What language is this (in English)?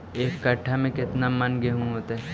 Magahi